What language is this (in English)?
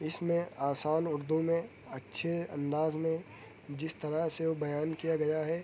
Urdu